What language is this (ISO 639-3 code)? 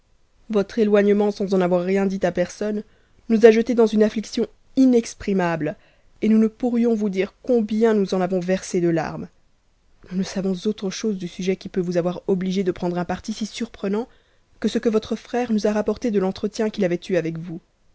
fra